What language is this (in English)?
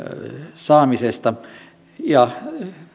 Finnish